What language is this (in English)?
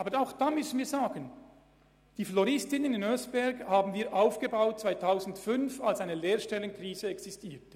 Swiss German